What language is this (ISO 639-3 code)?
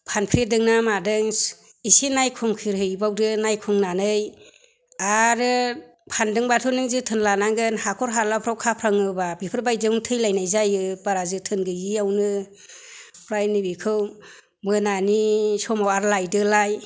brx